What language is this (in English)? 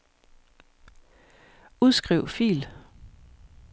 Danish